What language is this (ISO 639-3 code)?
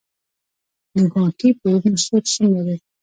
pus